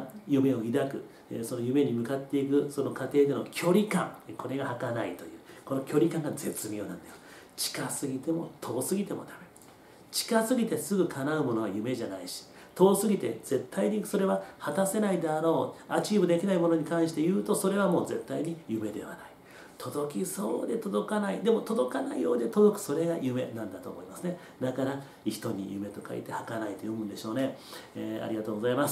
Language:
Japanese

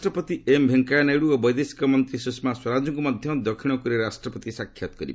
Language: Odia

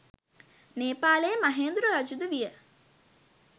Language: Sinhala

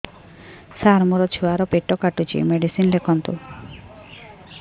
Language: Odia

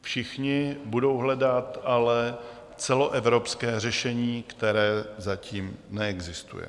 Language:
Czech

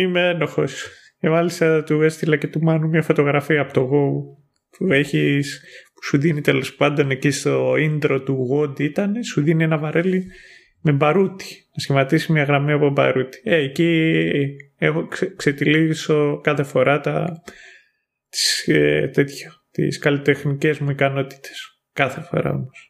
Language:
Greek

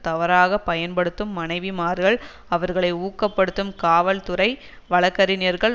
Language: Tamil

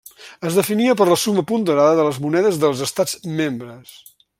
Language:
Catalan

